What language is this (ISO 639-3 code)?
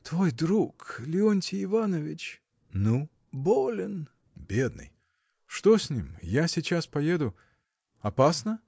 rus